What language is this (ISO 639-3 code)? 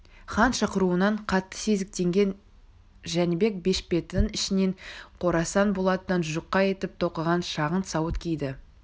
kaz